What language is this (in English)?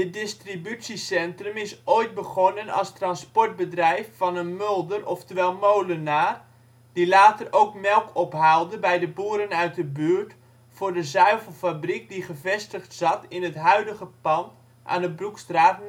Dutch